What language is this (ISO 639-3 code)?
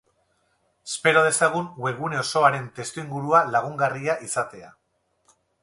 eus